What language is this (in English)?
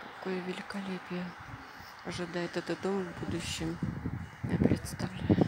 Russian